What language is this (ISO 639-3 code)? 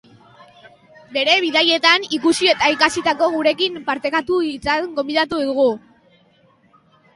eus